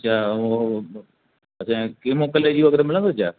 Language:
Sindhi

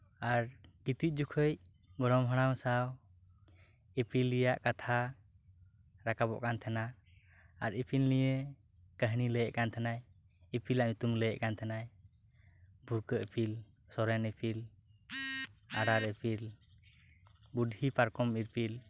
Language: Santali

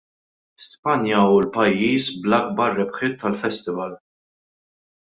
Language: Maltese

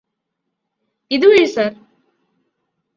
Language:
Malayalam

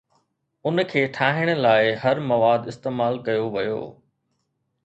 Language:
Sindhi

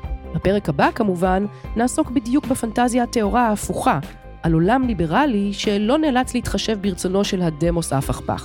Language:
Hebrew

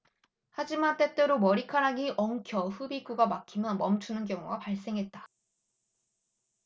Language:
Korean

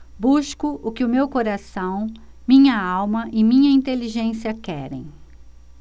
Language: Portuguese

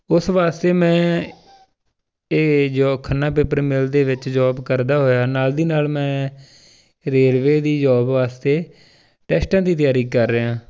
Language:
Punjabi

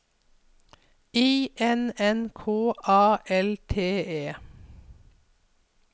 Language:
Norwegian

